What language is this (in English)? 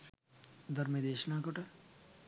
Sinhala